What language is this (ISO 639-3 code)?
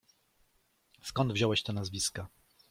pol